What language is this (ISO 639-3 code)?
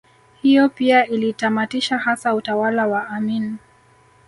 swa